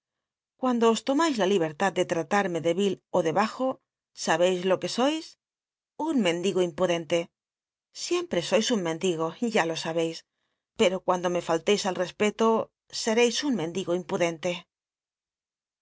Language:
Spanish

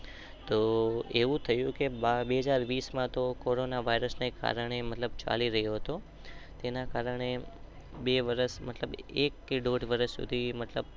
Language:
Gujarati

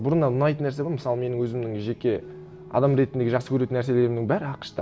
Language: Kazakh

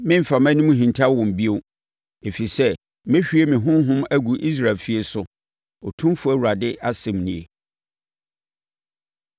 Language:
Akan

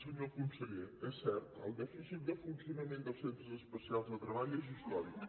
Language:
Catalan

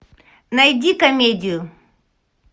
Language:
Russian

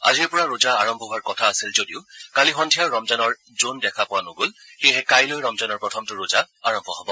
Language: Assamese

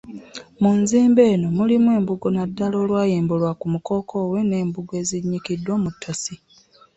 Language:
Ganda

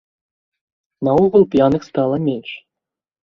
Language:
Belarusian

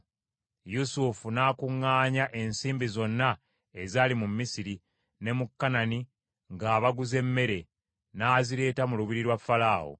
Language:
Ganda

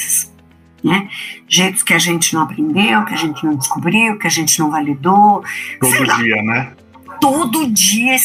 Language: Portuguese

